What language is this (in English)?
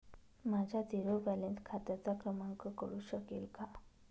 Marathi